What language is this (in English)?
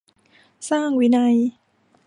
Thai